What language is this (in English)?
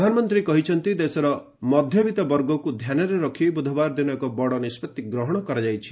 Odia